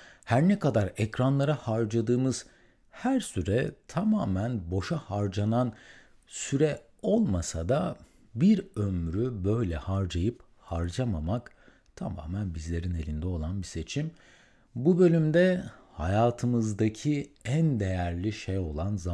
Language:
Turkish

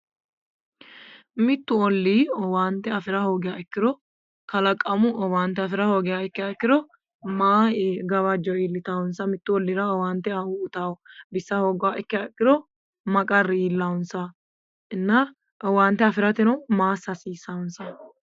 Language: Sidamo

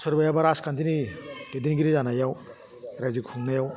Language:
Bodo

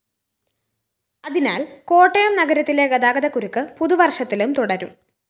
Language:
Malayalam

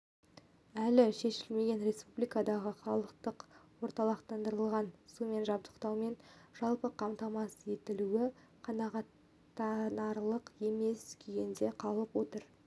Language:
Kazakh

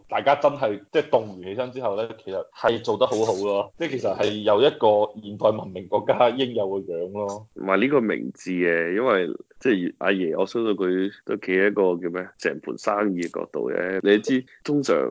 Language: Chinese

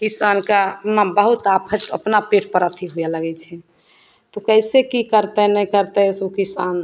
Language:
Maithili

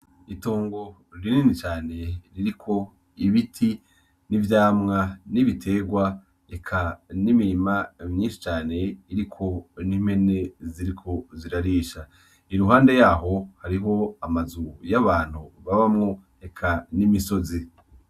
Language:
Rundi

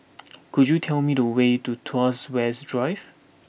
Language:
English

